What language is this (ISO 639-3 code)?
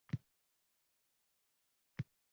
uzb